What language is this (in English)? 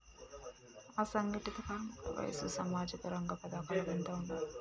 Telugu